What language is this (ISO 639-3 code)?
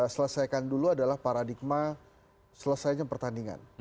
ind